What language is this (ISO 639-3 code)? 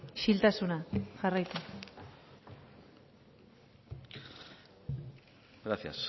eus